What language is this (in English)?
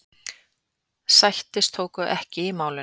Icelandic